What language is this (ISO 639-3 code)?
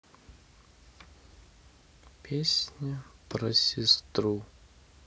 rus